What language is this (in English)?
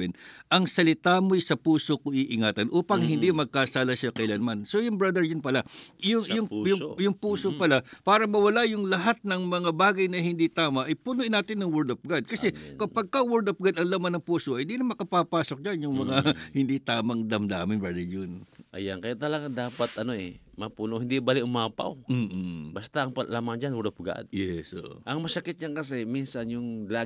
Filipino